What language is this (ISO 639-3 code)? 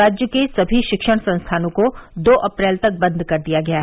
hin